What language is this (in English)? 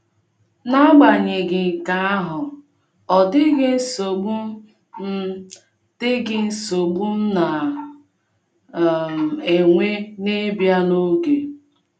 Igbo